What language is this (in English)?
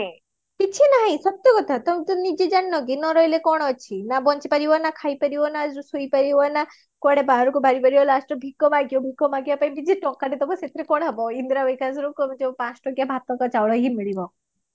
Odia